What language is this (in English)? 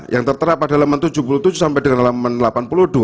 Indonesian